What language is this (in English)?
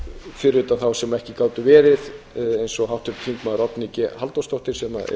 Icelandic